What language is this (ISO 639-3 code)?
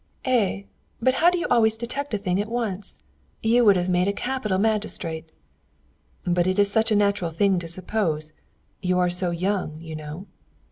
eng